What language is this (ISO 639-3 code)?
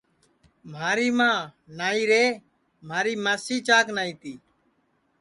ssi